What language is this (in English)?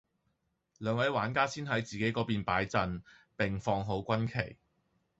Cantonese